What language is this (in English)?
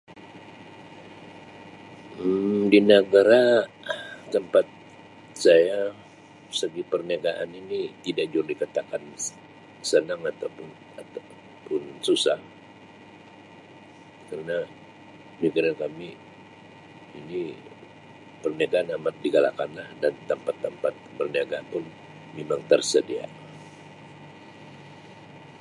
Sabah Malay